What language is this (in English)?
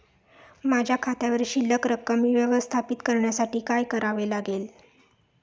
Marathi